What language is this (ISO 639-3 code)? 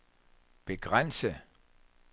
dan